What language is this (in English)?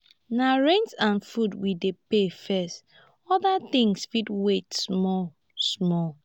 Nigerian Pidgin